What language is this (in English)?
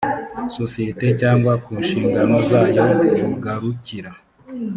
Kinyarwanda